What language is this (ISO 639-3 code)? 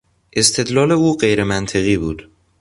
fas